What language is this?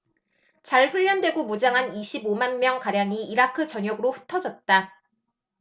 Korean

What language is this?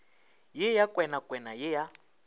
Northern Sotho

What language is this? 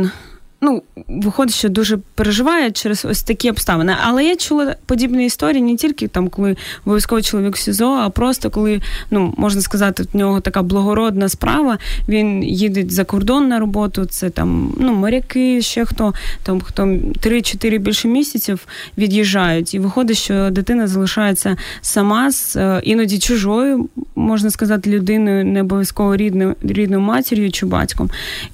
Ukrainian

